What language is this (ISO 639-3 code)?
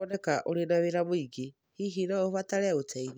kik